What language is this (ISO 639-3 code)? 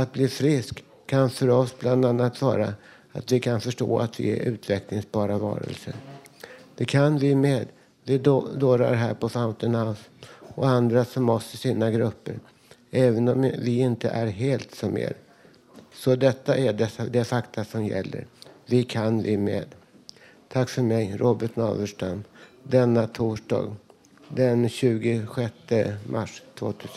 swe